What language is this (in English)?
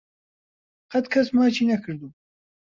Central Kurdish